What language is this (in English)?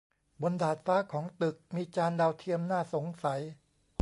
Thai